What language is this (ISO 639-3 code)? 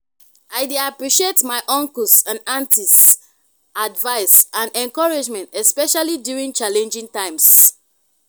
pcm